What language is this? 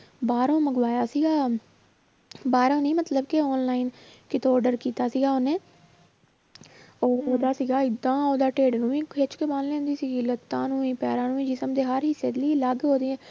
Punjabi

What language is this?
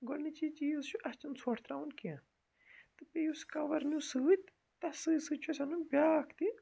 Kashmiri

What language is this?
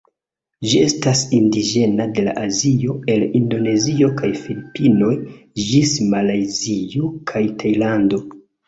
Esperanto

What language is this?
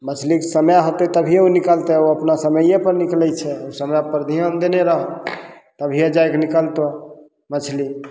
Maithili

